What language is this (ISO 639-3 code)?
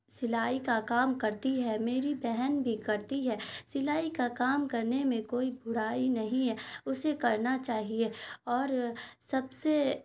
urd